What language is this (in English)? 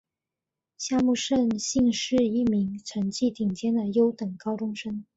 Chinese